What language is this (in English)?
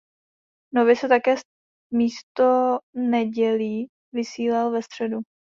Czech